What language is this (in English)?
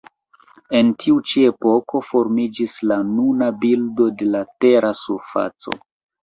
Esperanto